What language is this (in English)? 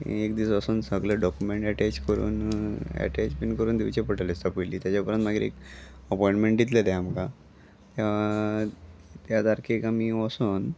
Konkani